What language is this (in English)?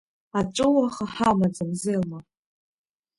Abkhazian